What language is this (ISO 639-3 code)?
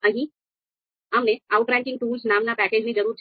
guj